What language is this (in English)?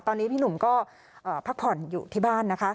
Thai